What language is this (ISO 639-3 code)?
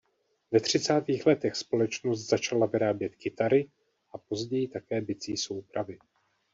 ces